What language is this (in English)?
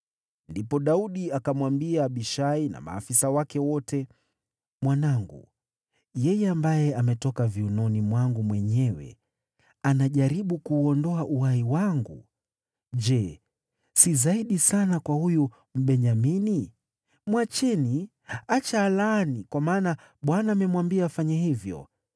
Swahili